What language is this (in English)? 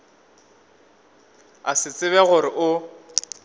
Northern Sotho